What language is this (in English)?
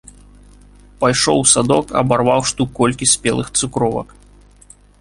Belarusian